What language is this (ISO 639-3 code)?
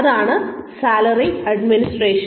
mal